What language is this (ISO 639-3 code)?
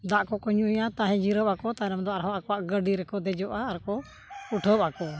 sat